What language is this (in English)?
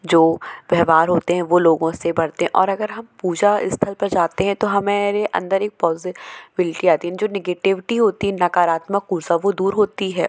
Hindi